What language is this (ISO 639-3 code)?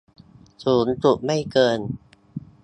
tha